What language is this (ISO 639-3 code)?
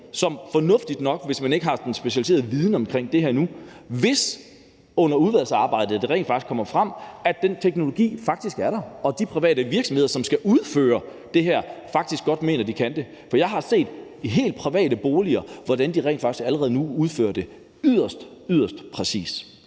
dan